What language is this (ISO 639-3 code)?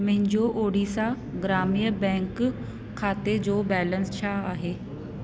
snd